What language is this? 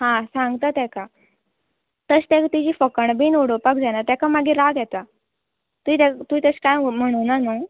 Konkani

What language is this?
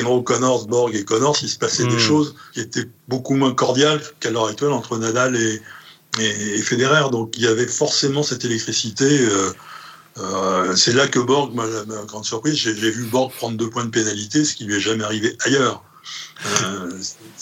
French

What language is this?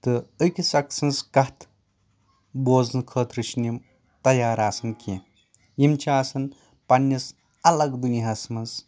Kashmiri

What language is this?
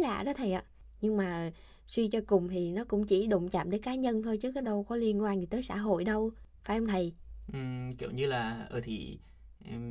Vietnamese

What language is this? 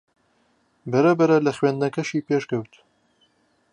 Central Kurdish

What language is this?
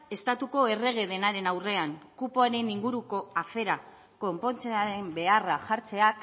Basque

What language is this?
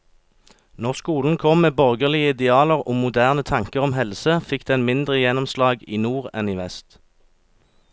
Norwegian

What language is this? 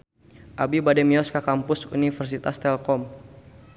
Sundanese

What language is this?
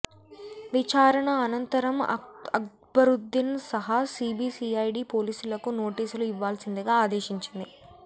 Telugu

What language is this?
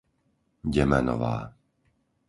Slovak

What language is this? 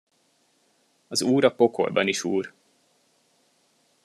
Hungarian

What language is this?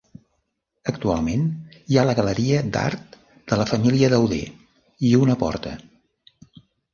Catalan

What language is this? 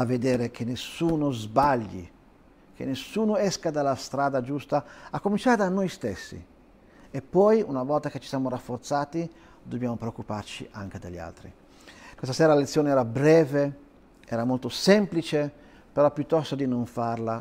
Italian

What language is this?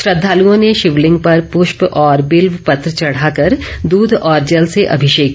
Hindi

